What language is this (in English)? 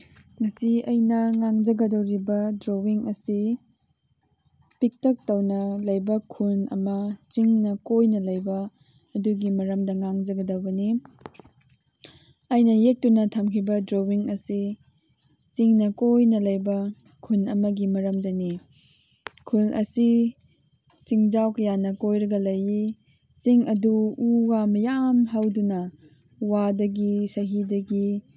Manipuri